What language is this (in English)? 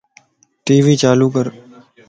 Lasi